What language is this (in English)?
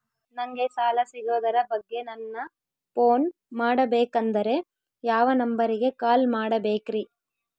Kannada